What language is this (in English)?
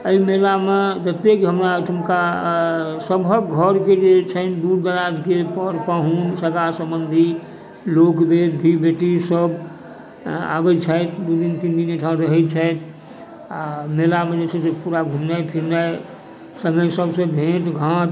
Maithili